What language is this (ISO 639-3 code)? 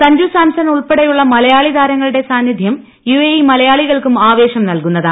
mal